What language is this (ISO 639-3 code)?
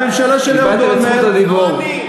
heb